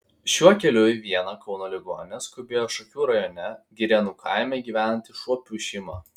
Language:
Lithuanian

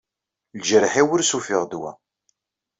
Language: Kabyle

